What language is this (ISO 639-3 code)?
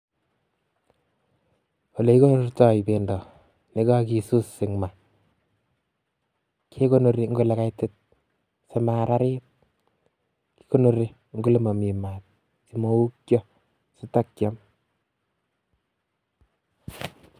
kln